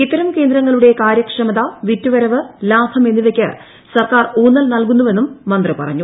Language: Malayalam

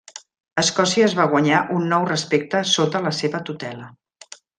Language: Catalan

